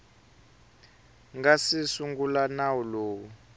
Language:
Tsonga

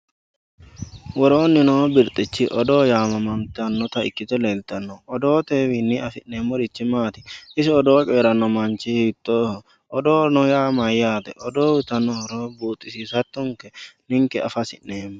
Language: Sidamo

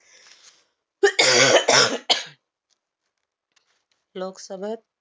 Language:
Marathi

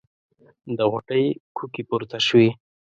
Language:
Pashto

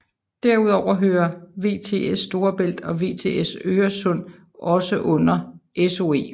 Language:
Danish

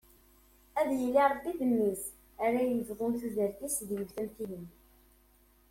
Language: Kabyle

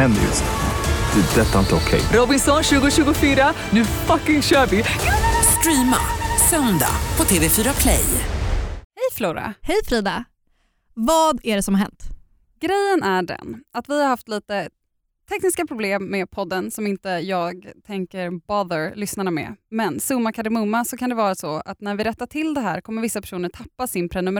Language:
Swedish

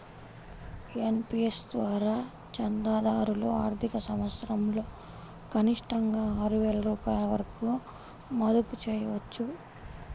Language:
Telugu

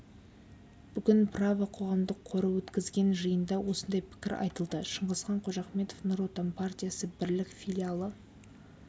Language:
Kazakh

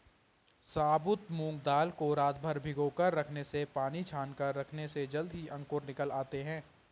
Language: Hindi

